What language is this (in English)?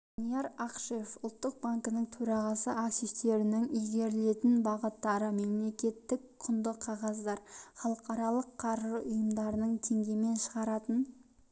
Kazakh